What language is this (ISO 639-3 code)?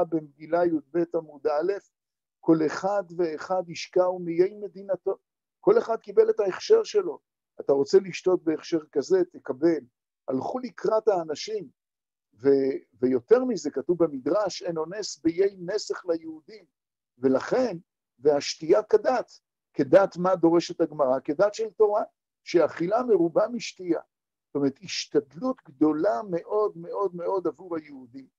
heb